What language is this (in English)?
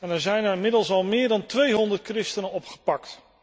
Dutch